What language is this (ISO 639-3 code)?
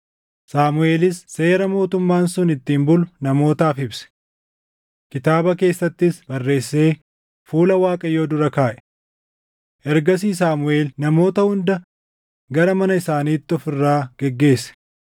orm